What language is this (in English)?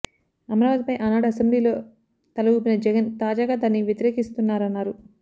Telugu